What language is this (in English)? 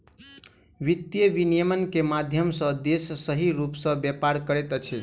Maithili